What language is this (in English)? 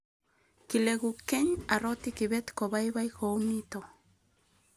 Kalenjin